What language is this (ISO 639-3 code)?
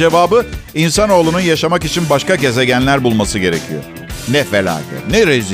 tur